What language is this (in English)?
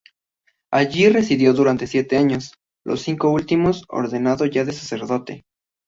Spanish